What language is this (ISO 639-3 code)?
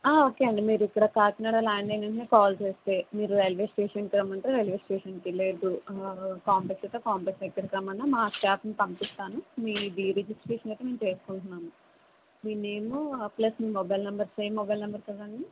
tel